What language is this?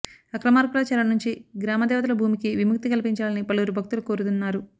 Telugu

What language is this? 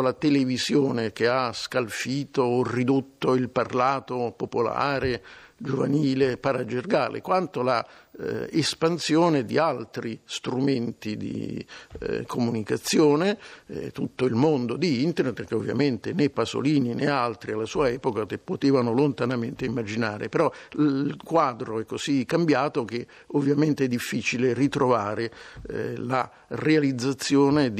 Italian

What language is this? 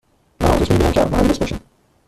Persian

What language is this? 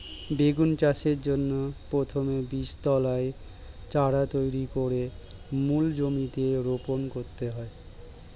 Bangla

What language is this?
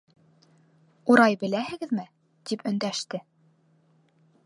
Bashkir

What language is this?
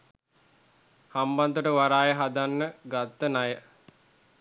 Sinhala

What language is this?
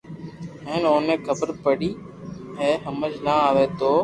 Loarki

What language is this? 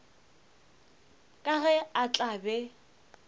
Northern Sotho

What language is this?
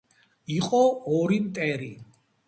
Georgian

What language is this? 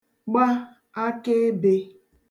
Igbo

